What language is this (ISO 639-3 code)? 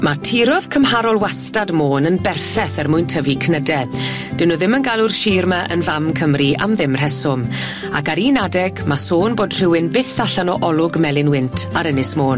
cym